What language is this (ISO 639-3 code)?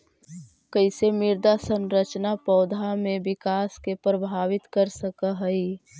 mag